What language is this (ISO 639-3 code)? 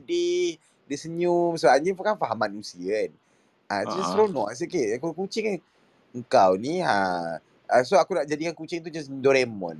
msa